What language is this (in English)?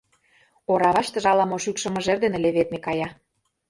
Mari